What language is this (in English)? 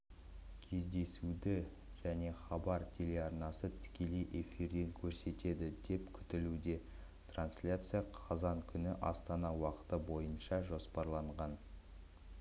Kazakh